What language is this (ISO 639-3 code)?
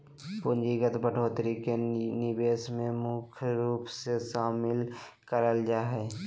mag